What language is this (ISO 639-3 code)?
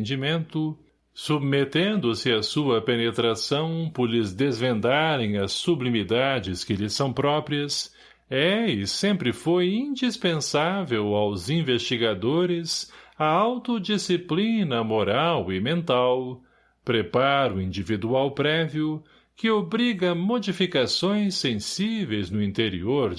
por